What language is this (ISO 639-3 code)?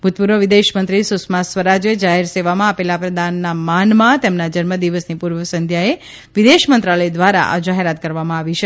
guj